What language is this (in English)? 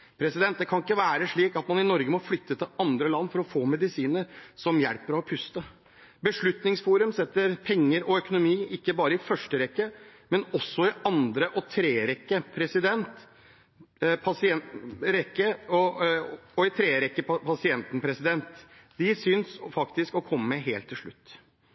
Norwegian Bokmål